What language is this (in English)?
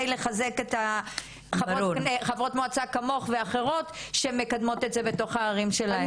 Hebrew